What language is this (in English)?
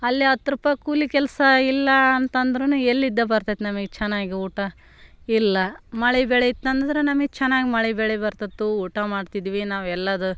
Kannada